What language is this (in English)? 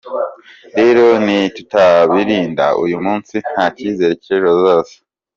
Kinyarwanda